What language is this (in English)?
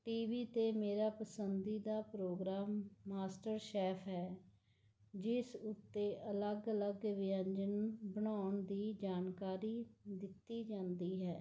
Punjabi